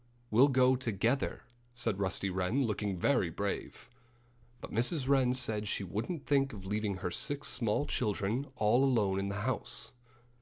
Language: English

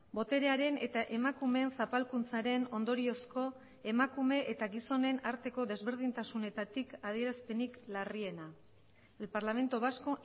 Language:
Basque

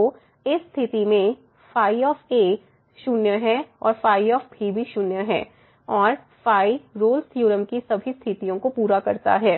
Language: Hindi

